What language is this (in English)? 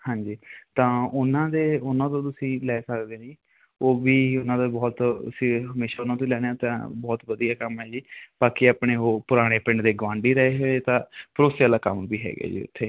Punjabi